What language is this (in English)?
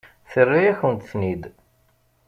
Kabyle